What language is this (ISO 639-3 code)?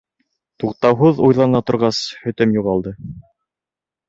bak